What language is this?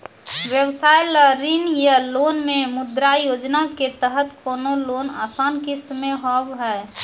Maithili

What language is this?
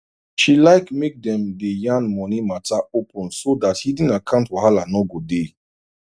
Nigerian Pidgin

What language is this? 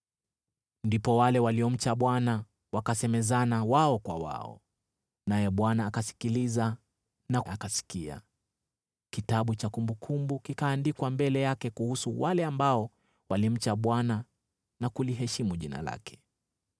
Swahili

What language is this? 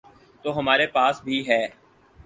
Urdu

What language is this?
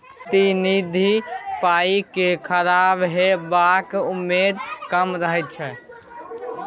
Maithili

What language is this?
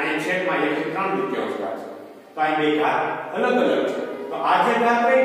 Indonesian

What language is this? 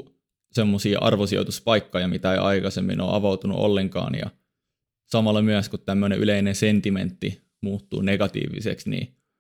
Finnish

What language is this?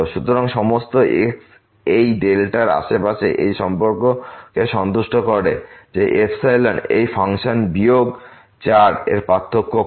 Bangla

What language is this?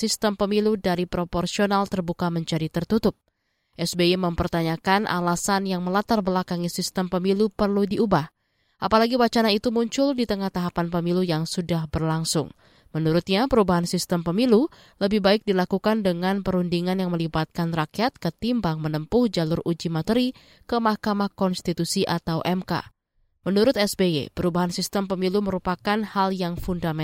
Indonesian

